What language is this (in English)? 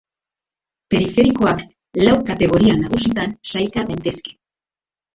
Basque